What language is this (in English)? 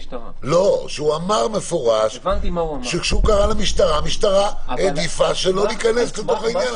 Hebrew